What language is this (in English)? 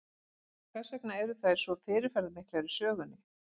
Icelandic